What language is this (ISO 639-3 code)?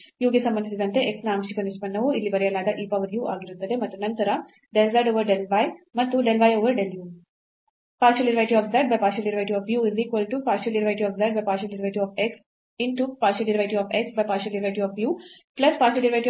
kan